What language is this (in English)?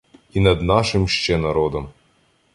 Ukrainian